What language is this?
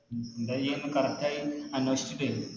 Malayalam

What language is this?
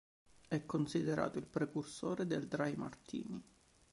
Italian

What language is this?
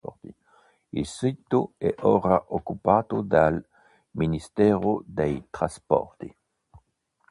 Italian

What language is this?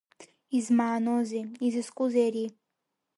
Abkhazian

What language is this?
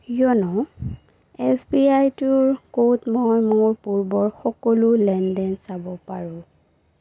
Assamese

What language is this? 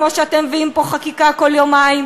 Hebrew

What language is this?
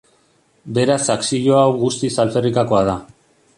Basque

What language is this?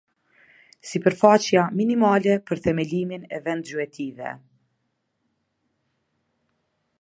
Albanian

